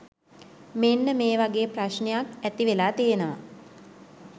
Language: Sinhala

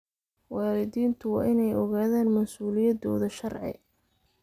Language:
Somali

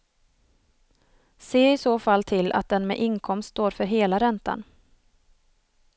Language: Swedish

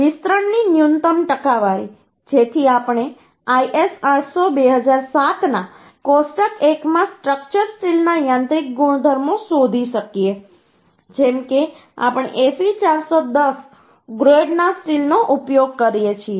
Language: Gujarati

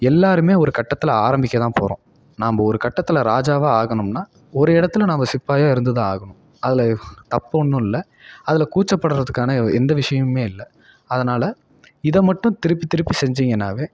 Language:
Tamil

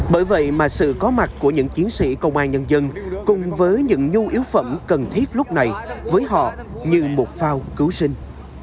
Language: Vietnamese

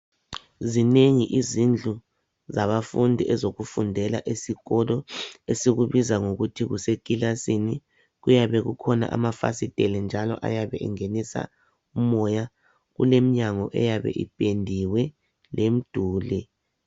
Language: North Ndebele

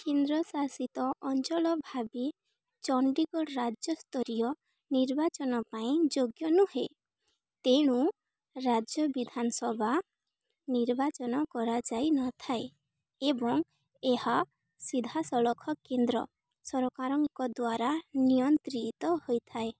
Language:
Odia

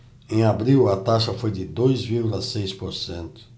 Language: Portuguese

